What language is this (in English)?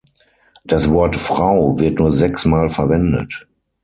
German